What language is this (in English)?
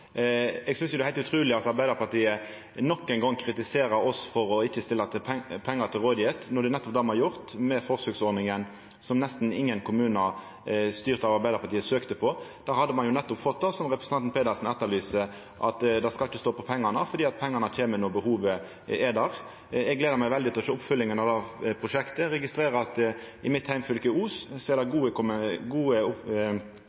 Norwegian Nynorsk